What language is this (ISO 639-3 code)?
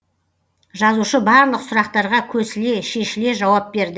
kaz